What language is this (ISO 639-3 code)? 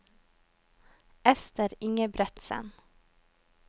nor